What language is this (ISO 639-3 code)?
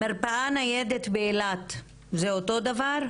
heb